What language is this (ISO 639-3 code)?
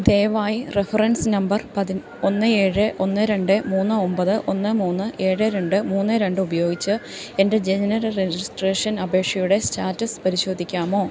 mal